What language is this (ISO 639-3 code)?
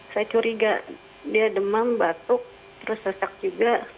ind